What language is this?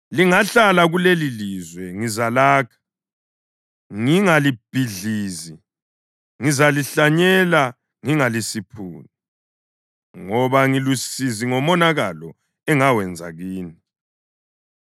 North Ndebele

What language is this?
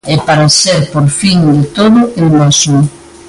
Galician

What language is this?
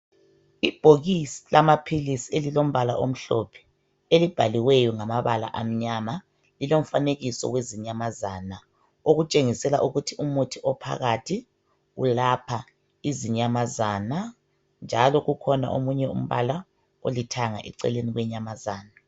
North Ndebele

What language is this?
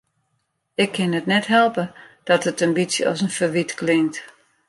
Western Frisian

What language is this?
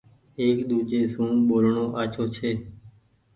Goaria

